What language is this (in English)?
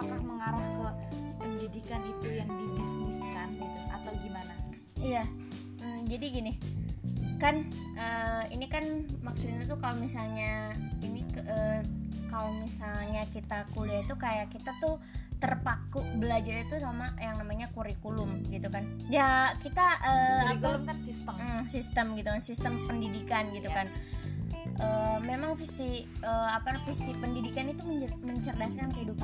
Indonesian